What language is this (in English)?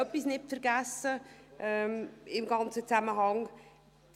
Swiss German